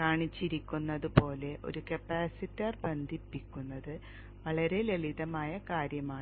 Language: Malayalam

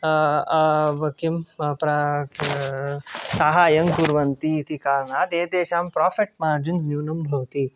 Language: Sanskrit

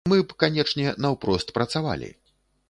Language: Belarusian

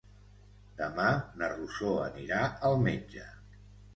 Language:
Catalan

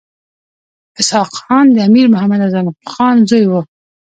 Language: Pashto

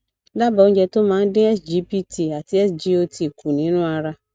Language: Yoruba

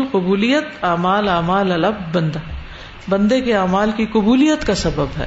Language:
Urdu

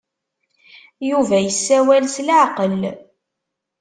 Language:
Kabyle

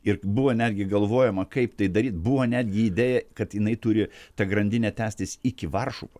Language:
Lithuanian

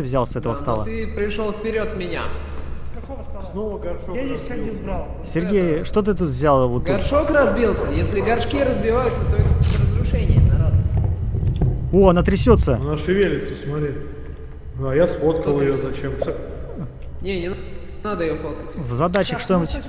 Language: Russian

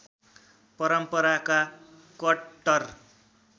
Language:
Nepali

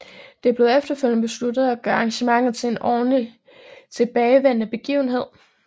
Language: Danish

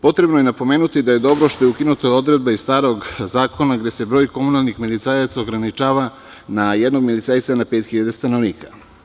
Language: Serbian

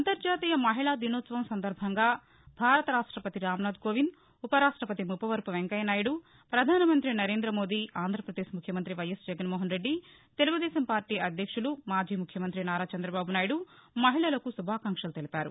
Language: Telugu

